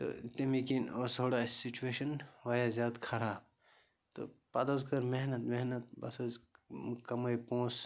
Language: Kashmiri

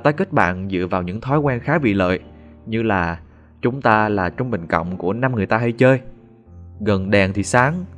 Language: Vietnamese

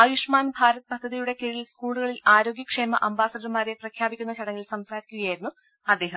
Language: Malayalam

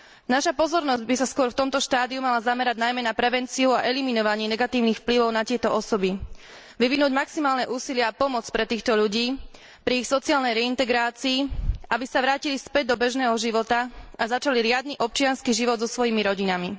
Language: Slovak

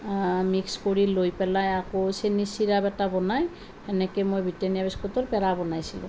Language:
Assamese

